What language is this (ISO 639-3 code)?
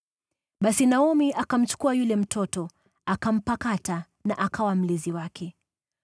swa